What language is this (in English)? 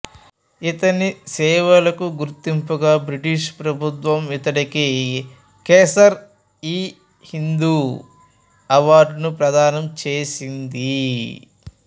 Telugu